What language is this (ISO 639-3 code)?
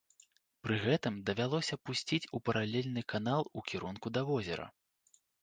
bel